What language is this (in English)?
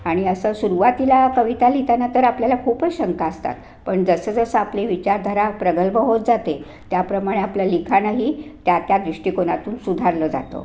Marathi